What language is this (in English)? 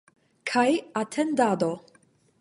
Esperanto